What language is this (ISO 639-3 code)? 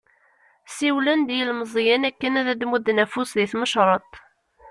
kab